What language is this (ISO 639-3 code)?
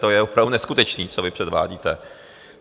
ces